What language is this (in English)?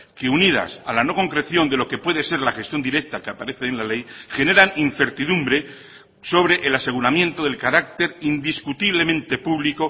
Spanish